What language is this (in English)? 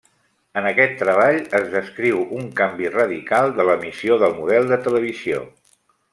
Catalan